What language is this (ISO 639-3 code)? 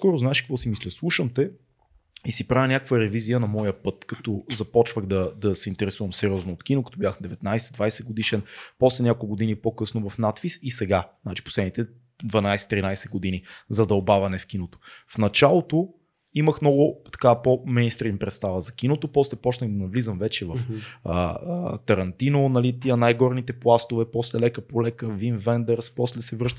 bul